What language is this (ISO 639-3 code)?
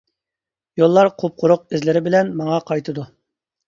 uig